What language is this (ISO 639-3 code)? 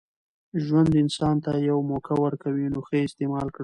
pus